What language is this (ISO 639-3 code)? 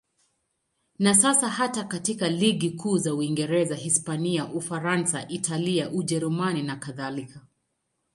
swa